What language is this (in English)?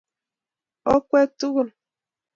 Kalenjin